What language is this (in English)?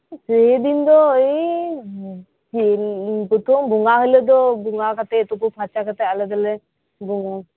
Santali